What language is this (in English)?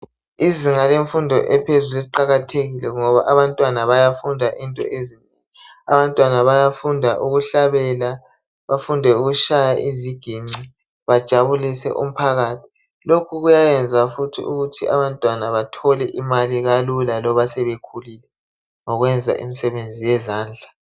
North Ndebele